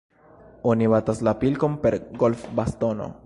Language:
Esperanto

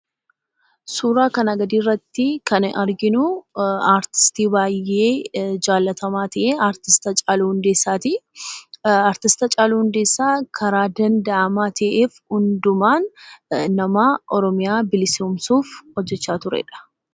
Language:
Oromo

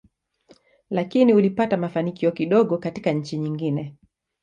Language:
Swahili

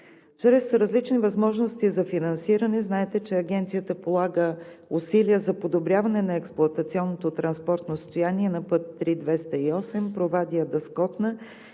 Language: Bulgarian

